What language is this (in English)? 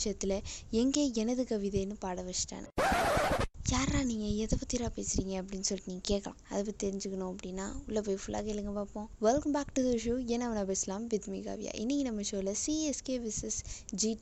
Tamil